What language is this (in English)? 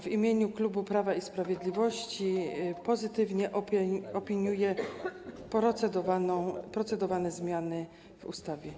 Polish